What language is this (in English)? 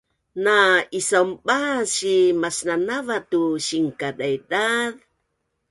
Bunun